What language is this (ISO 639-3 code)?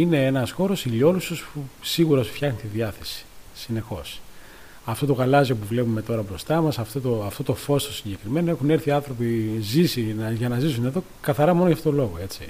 ell